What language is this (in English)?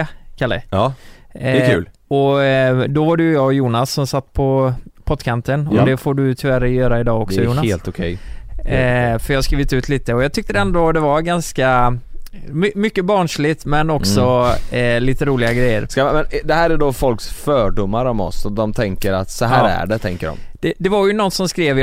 Swedish